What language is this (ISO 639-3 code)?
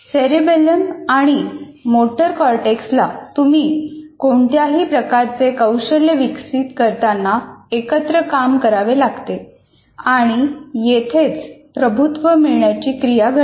mar